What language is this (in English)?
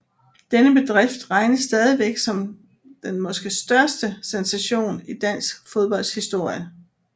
Danish